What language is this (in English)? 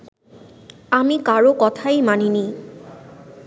Bangla